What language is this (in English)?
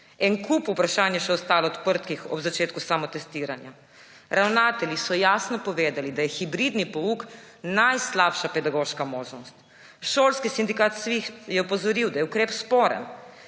Slovenian